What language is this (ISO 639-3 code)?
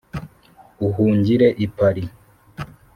kin